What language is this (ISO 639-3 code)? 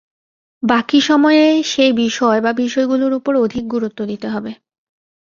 ben